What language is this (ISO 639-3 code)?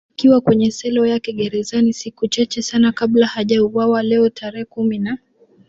swa